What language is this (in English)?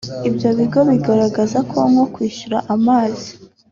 Kinyarwanda